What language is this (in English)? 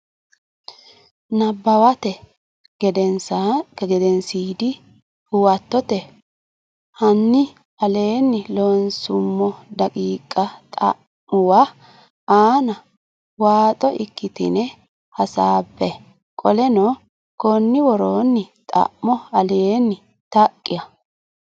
Sidamo